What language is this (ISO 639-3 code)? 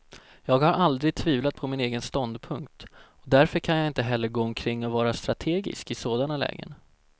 swe